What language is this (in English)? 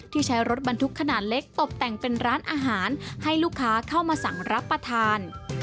Thai